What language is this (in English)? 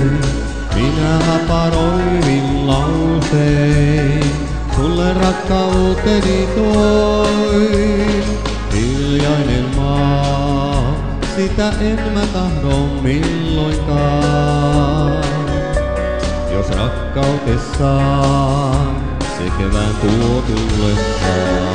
Romanian